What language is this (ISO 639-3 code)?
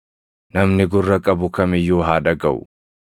orm